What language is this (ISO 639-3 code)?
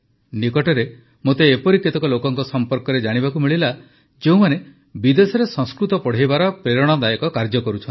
ori